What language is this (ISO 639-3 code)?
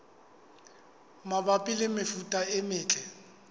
sot